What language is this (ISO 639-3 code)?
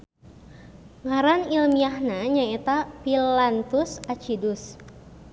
sun